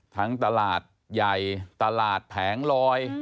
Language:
Thai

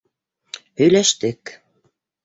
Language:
Bashkir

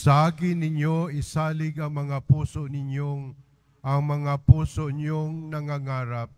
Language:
Filipino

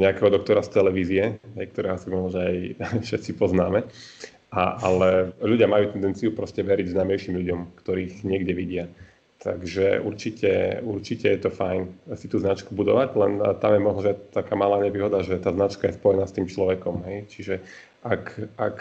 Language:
Slovak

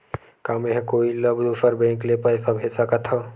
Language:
Chhattisgarhi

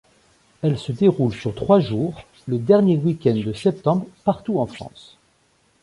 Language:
French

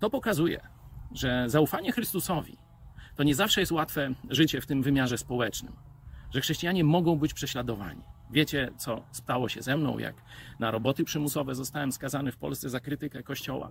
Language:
Polish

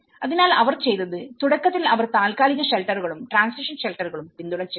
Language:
Malayalam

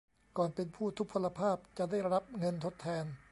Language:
Thai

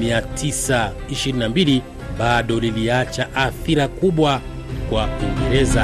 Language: Swahili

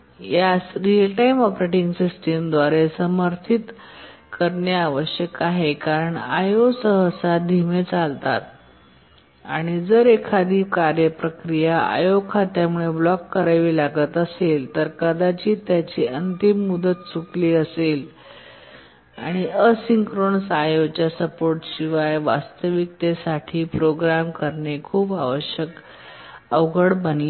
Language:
Marathi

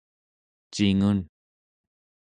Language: Central Yupik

